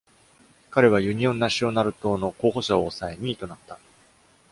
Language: Japanese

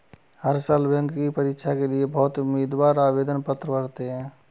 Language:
Hindi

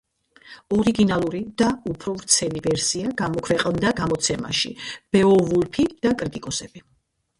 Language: Georgian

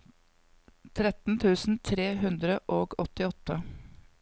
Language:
Norwegian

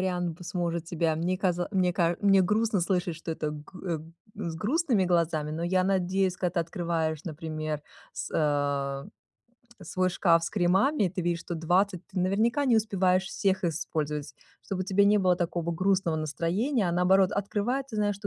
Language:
Russian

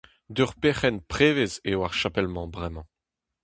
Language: Breton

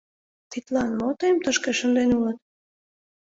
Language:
Mari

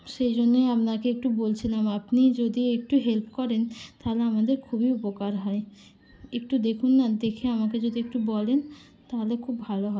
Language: Bangla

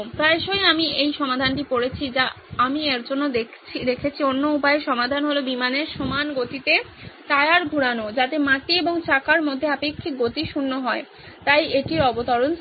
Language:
Bangla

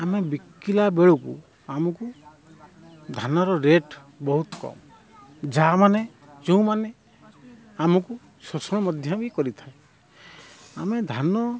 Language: Odia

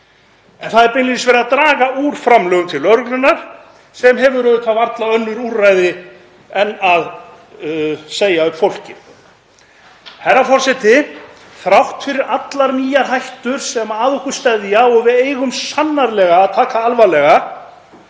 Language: Icelandic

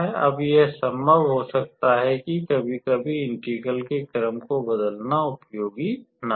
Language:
Hindi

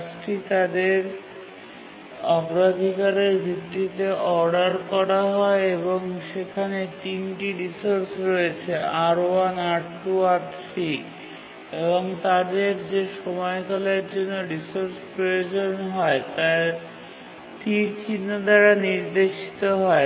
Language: Bangla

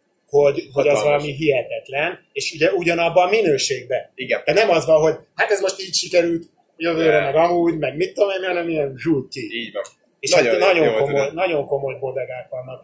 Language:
Hungarian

